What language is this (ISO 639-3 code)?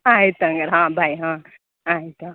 kan